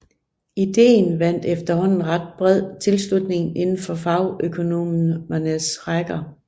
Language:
Danish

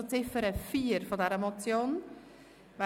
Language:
Swiss German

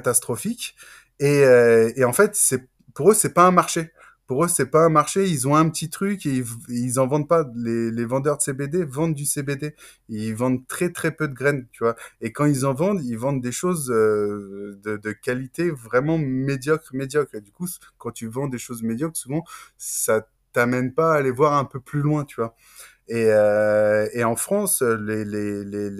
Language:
French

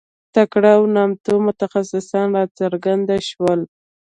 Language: Pashto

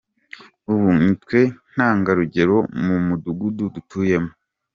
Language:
Kinyarwanda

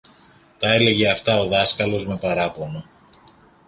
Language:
Greek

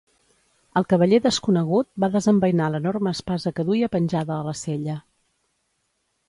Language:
Catalan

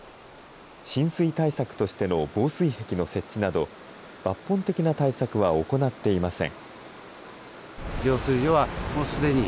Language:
Japanese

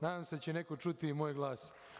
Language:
Serbian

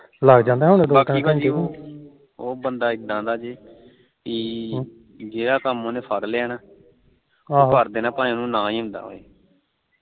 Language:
Punjabi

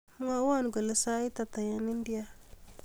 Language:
Kalenjin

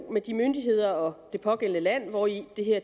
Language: Danish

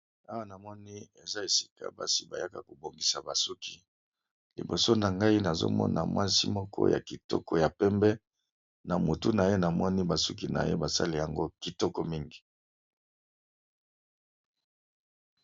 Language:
Lingala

